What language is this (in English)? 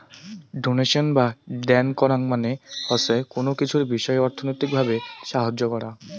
Bangla